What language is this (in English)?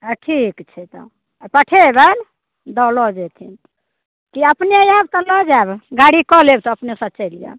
Maithili